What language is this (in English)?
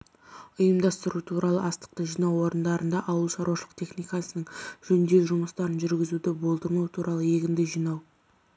Kazakh